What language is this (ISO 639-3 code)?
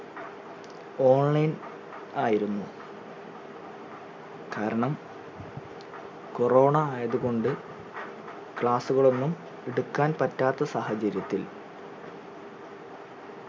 mal